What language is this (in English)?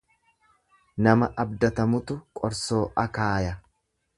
Oromo